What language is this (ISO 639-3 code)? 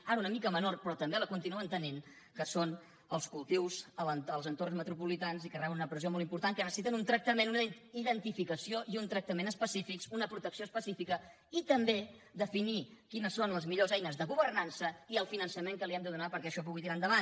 cat